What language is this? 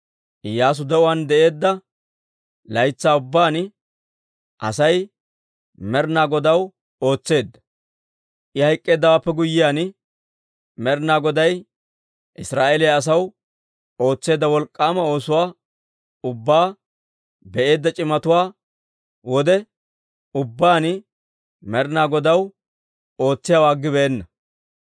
Dawro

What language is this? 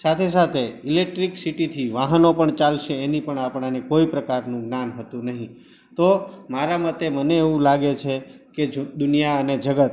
Gujarati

